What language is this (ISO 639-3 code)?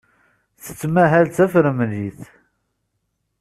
kab